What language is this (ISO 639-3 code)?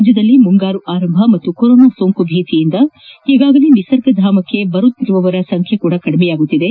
kan